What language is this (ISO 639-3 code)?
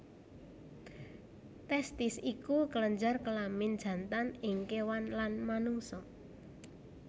jav